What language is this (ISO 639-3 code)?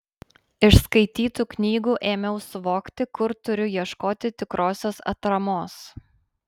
lit